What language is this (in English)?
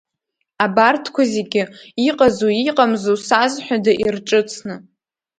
Abkhazian